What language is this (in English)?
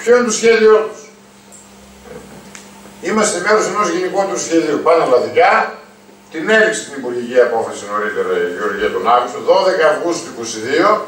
Greek